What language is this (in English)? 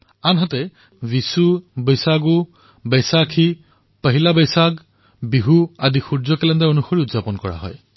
Assamese